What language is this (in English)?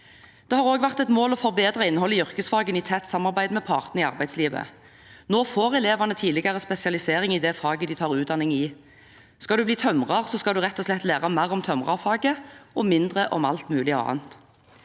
Norwegian